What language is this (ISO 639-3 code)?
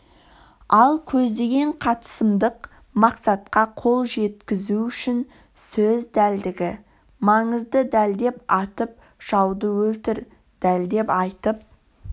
kaz